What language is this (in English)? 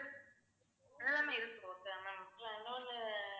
Tamil